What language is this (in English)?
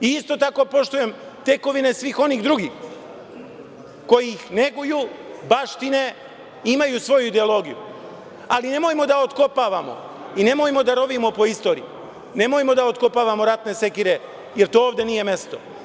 Serbian